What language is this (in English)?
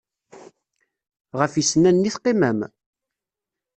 Kabyle